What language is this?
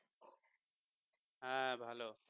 Bangla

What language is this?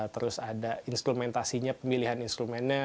Indonesian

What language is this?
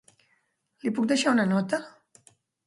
Catalan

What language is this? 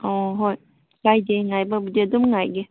Manipuri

